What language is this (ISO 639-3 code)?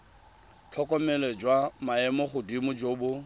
tsn